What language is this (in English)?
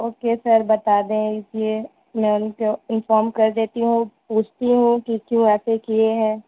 Urdu